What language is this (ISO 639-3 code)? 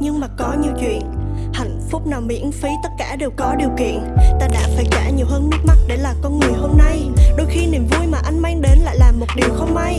vie